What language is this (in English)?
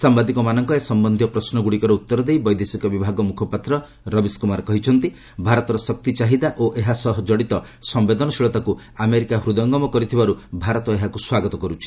Odia